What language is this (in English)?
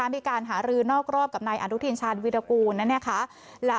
Thai